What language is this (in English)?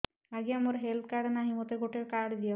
Odia